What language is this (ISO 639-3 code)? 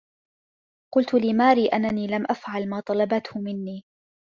ara